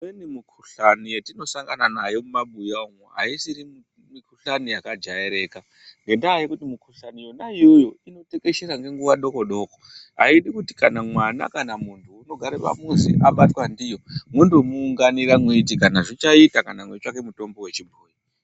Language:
Ndau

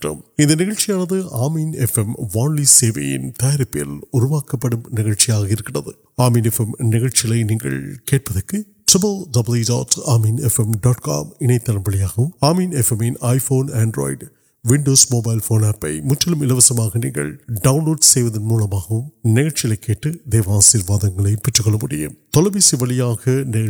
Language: Urdu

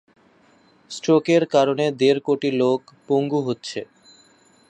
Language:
Bangla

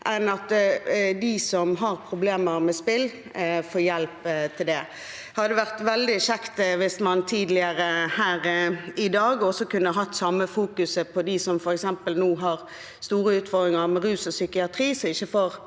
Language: Norwegian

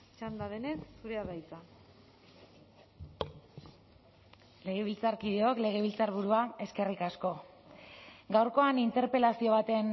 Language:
Basque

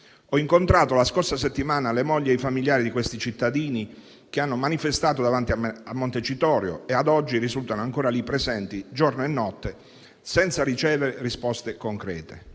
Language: Italian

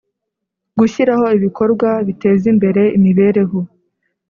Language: Kinyarwanda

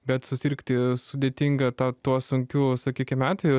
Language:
Lithuanian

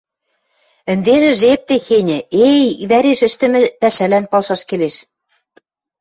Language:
Western Mari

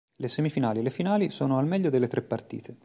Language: Italian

